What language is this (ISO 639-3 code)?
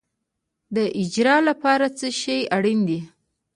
pus